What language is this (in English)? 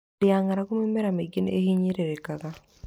Kikuyu